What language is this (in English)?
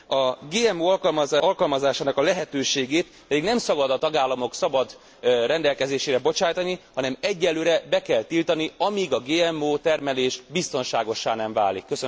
Hungarian